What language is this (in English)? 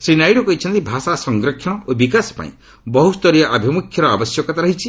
Odia